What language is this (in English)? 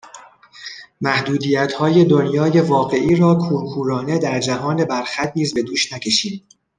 Persian